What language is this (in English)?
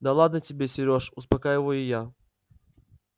Russian